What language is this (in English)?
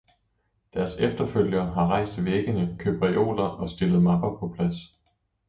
Danish